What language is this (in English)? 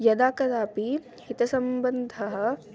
Sanskrit